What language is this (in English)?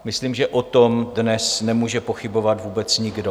Czech